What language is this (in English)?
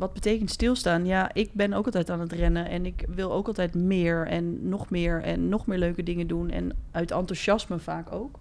Dutch